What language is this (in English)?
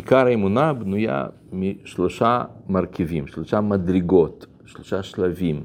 Hebrew